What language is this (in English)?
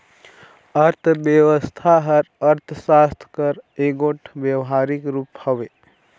Chhattisgarhi